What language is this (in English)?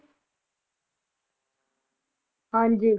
Punjabi